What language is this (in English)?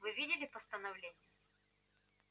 Russian